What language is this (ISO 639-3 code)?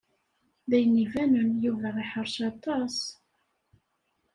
kab